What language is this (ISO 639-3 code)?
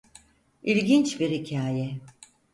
tur